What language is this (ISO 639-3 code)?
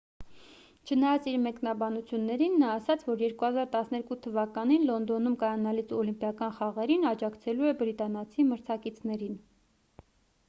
hye